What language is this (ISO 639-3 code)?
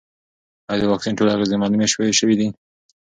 pus